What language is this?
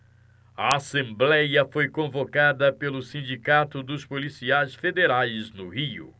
Portuguese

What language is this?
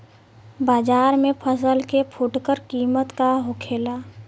Bhojpuri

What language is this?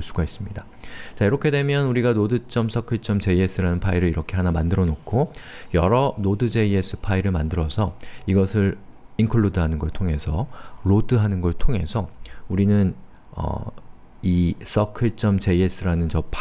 Korean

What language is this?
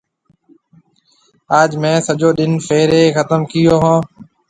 Marwari (Pakistan)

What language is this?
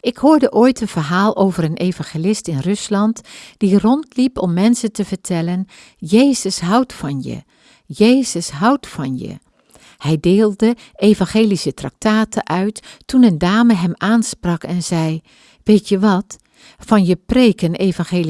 Dutch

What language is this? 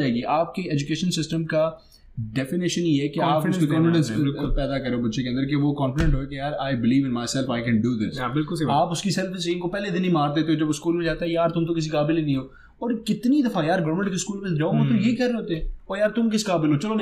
Hindi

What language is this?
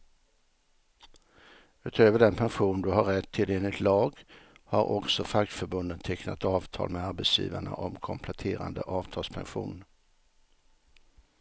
Swedish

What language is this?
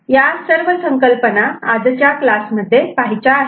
Marathi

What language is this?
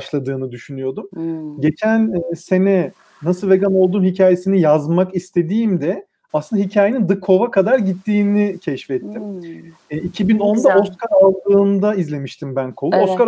Turkish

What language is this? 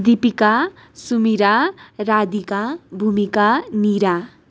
Nepali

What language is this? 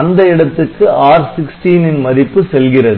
Tamil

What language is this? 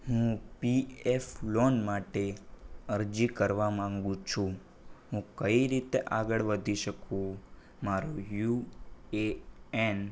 Gujarati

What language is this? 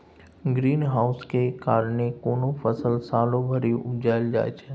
Maithili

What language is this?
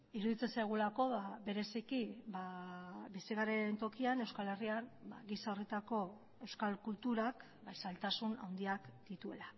Basque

